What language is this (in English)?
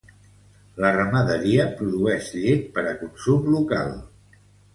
Catalan